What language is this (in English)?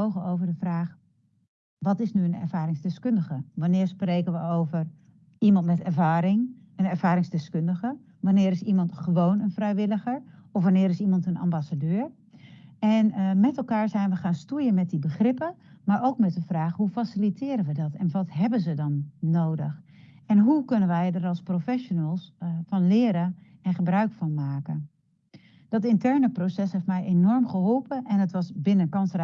Dutch